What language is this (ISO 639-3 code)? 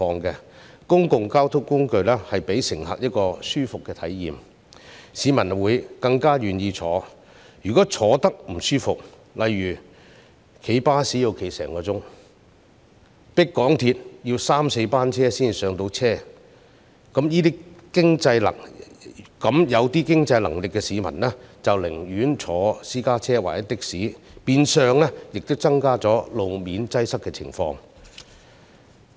yue